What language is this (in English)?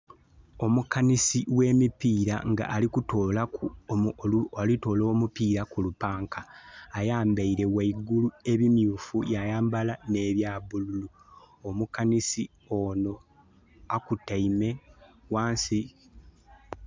Soga